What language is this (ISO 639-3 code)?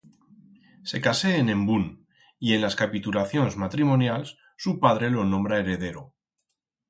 arg